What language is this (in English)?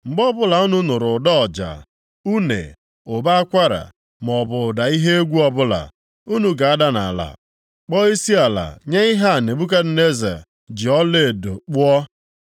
Igbo